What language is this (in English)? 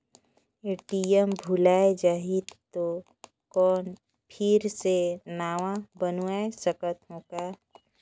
Chhattisgarhi